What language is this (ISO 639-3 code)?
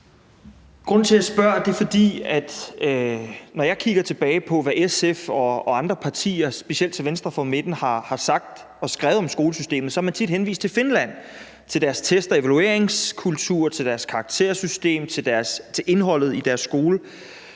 dan